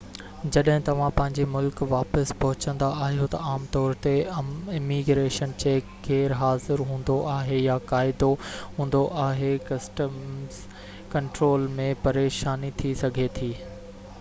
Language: Sindhi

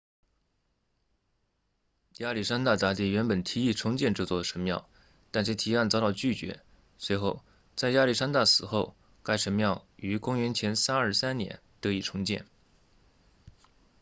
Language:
Chinese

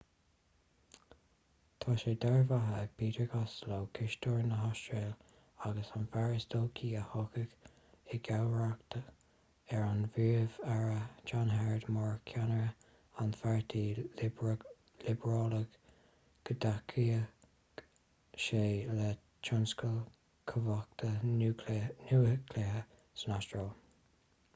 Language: Irish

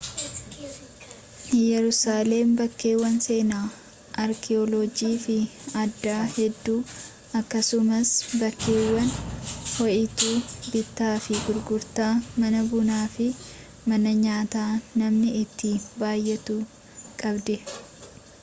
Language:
Oromo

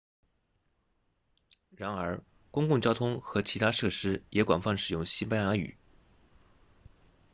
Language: Chinese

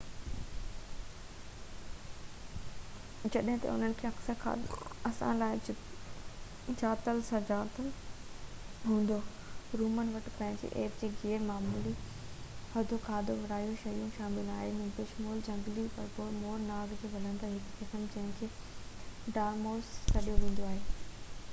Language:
Sindhi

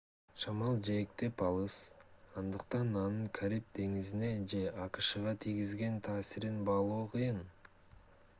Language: Kyrgyz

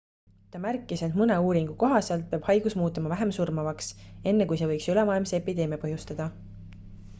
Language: Estonian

